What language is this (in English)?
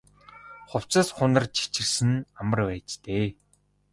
Mongolian